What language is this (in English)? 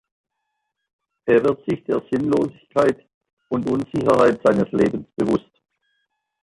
German